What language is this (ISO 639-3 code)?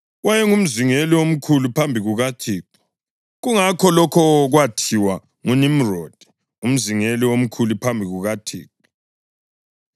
nde